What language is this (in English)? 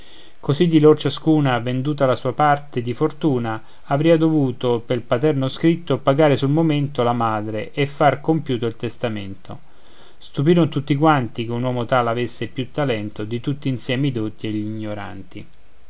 Italian